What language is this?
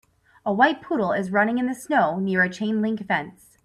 English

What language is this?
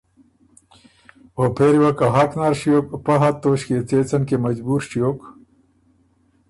Ormuri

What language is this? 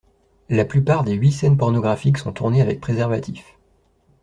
French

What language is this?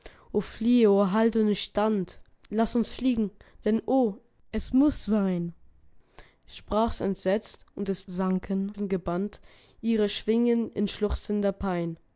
German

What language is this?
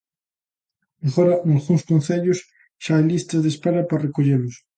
Galician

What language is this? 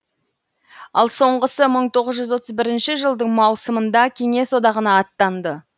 Kazakh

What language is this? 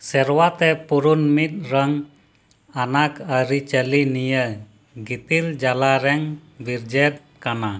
Santali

